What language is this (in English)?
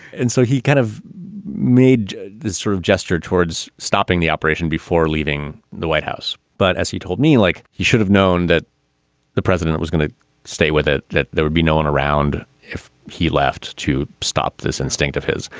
English